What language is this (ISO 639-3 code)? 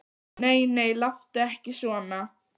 isl